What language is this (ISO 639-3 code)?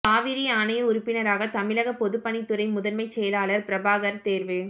tam